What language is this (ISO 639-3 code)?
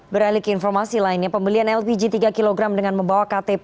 ind